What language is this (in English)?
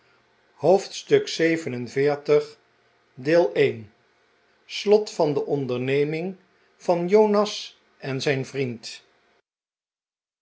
Dutch